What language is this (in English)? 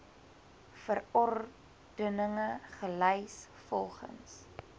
Afrikaans